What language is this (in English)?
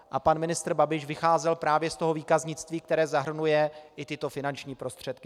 Czech